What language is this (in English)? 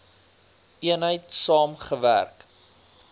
Afrikaans